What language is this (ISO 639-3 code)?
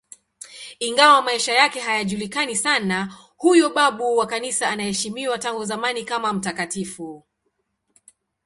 swa